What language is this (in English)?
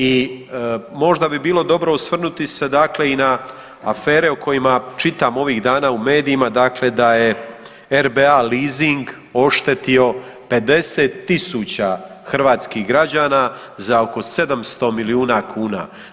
Croatian